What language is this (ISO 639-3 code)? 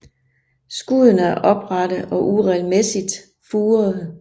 dan